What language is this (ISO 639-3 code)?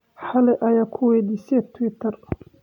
som